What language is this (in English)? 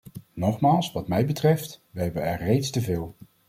Dutch